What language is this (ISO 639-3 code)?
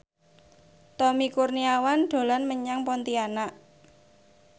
jav